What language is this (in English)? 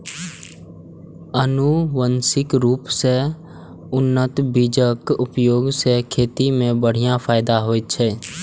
Maithili